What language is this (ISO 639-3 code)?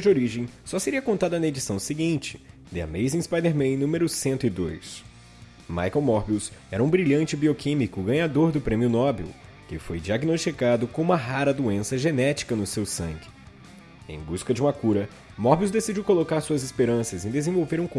por